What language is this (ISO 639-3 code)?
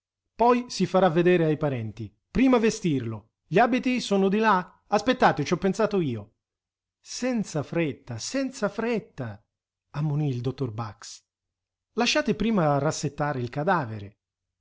ita